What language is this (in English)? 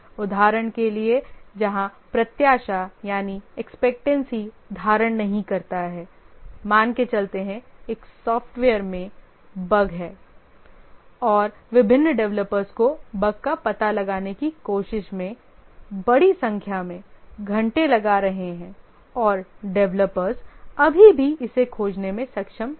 Hindi